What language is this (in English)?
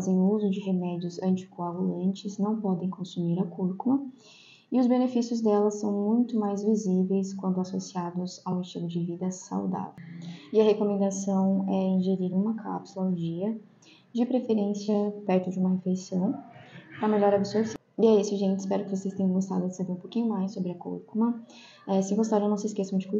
Portuguese